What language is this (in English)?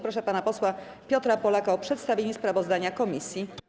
Polish